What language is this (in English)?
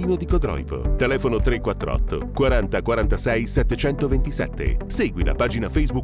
Italian